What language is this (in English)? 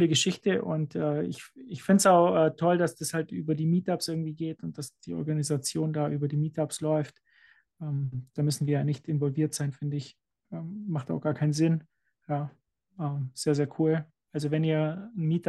German